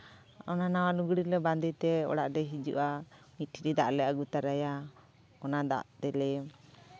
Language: Santali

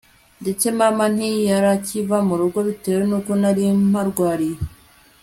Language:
Kinyarwanda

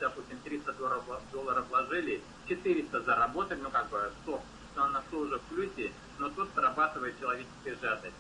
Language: Russian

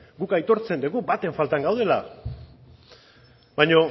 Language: Basque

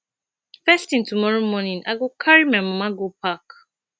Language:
Nigerian Pidgin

